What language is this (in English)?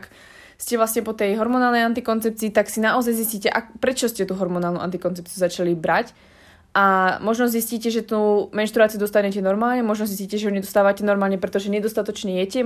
Slovak